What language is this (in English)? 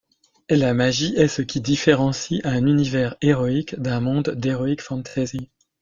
French